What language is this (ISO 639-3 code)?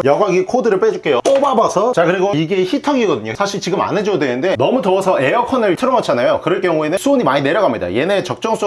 kor